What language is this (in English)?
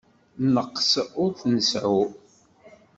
Kabyle